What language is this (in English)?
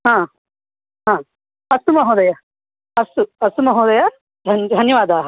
Sanskrit